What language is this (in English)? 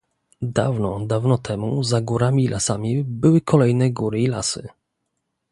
Polish